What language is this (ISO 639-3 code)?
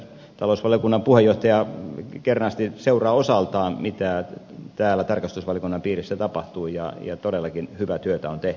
fin